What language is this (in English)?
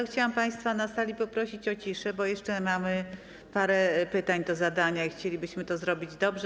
Polish